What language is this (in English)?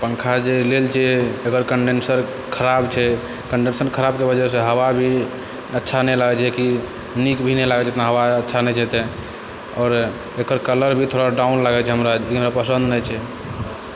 Maithili